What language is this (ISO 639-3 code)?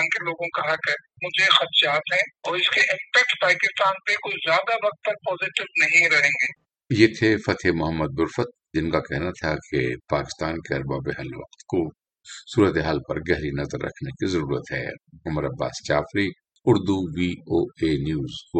urd